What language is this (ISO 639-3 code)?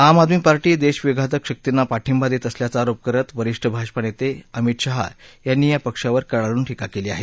mar